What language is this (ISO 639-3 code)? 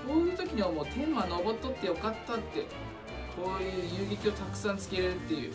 jpn